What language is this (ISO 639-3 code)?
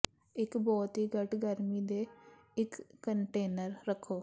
pan